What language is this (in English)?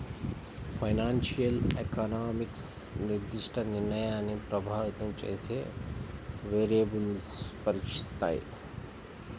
Telugu